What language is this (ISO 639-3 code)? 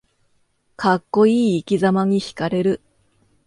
jpn